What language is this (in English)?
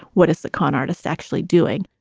English